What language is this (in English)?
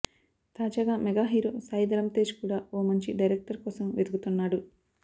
Telugu